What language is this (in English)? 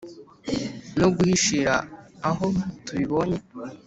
Kinyarwanda